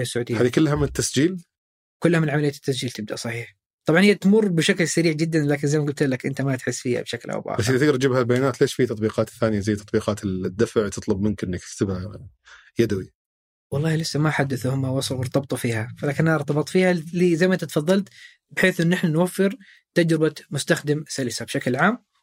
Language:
Arabic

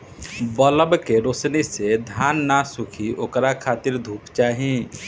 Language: Bhojpuri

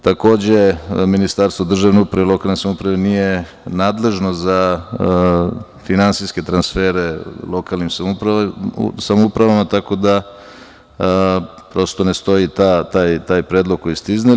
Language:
Serbian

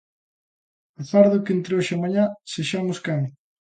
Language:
Galician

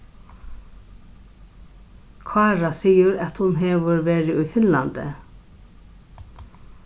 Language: Faroese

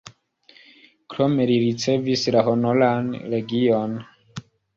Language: Esperanto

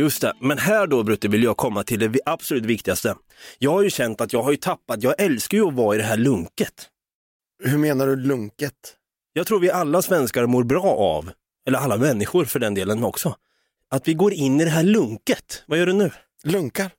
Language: Swedish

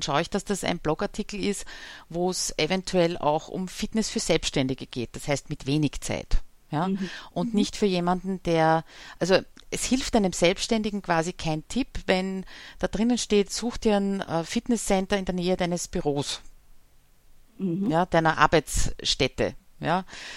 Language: German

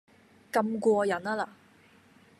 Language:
Cantonese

